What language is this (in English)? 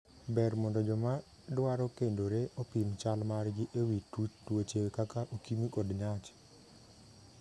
Luo (Kenya and Tanzania)